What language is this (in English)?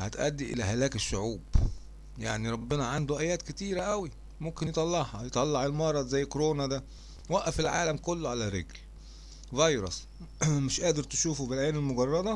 Arabic